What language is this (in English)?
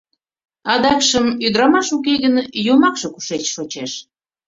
Mari